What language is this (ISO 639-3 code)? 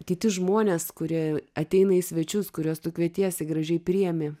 lit